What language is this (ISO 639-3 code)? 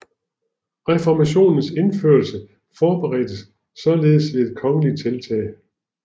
dan